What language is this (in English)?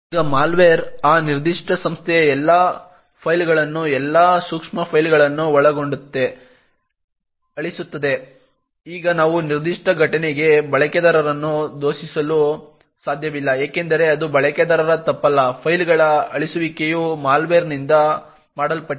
Kannada